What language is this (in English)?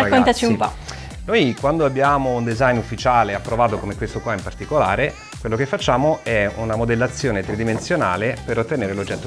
Italian